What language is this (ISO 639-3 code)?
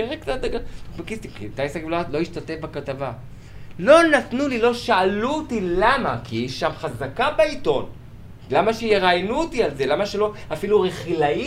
heb